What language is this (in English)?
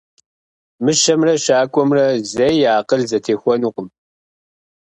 Kabardian